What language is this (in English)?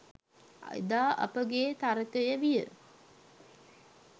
Sinhala